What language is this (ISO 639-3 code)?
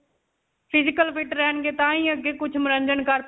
pan